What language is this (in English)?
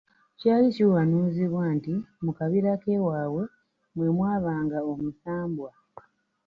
Ganda